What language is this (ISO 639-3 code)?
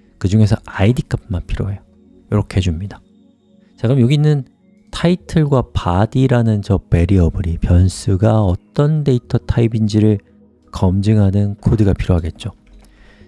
kor